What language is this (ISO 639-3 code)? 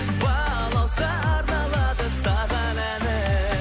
kaz